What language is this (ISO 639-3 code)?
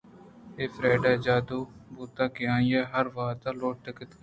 bgp